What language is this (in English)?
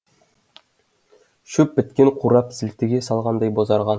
Kazakh